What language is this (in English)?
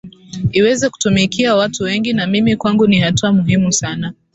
Swahili